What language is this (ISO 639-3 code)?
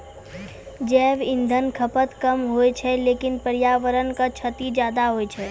mai